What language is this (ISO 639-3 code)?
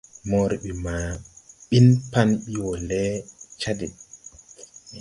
tui